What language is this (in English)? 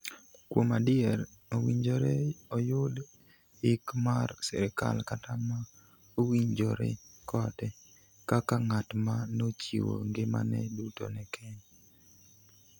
Luo (Kenya and Tanzania)